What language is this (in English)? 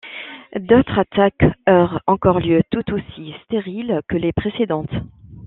French